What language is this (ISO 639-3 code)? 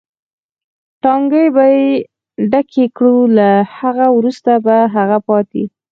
pus